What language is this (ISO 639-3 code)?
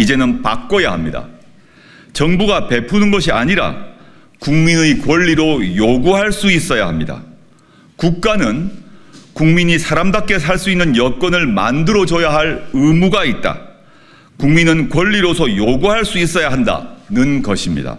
kor